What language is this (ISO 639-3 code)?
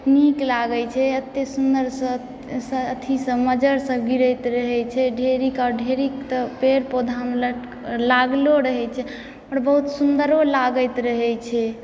mai